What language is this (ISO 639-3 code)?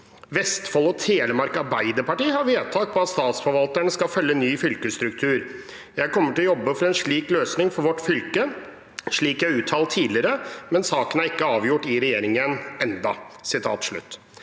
nor